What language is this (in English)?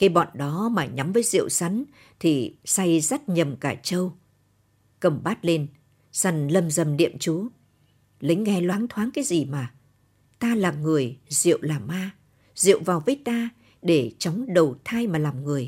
Vietnamese